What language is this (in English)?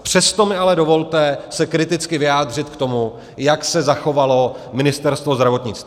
Czech